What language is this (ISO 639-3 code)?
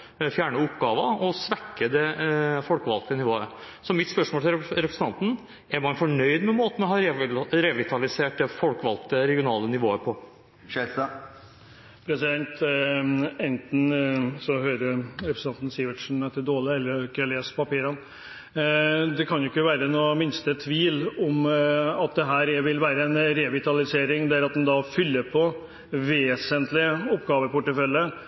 nob